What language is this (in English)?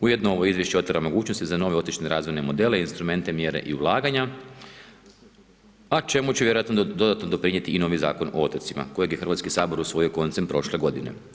Croatian